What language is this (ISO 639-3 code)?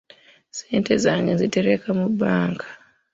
lug